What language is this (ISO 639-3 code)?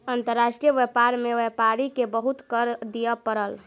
mai